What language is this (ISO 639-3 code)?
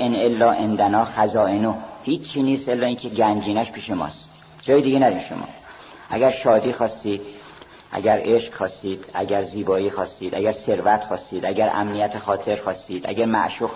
fas